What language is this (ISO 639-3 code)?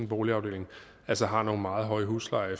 dan